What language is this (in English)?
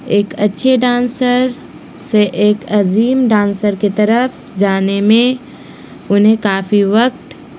Urdu